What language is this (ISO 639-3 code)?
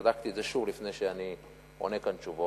heb